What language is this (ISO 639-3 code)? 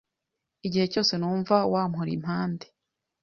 kin